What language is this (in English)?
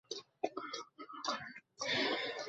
Bangla